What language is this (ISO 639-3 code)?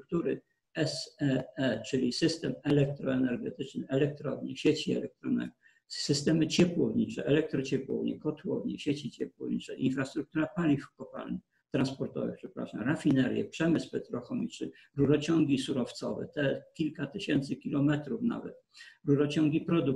pol